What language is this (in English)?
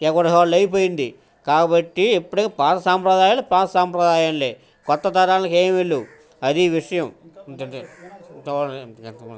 Telugu